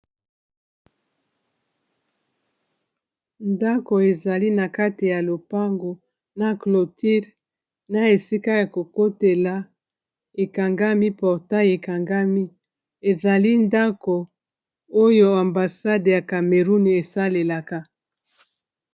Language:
Lingala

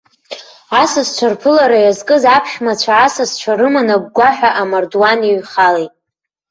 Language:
Abkhazian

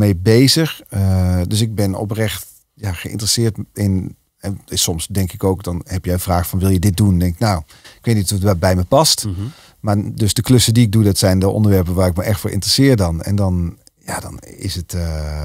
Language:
Dutch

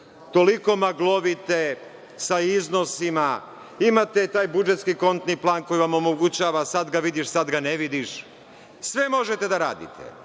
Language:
Serbian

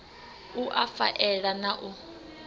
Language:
Venda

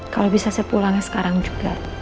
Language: Indonesian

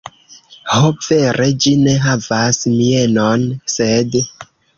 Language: Esperanto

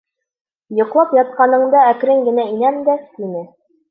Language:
Bashkir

